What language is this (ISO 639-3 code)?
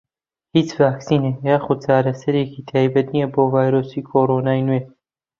ckb